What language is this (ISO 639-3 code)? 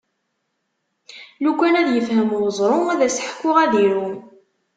kab